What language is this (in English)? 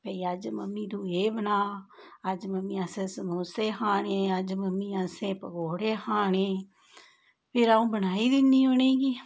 Dogri